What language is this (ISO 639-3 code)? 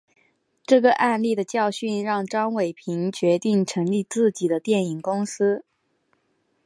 zho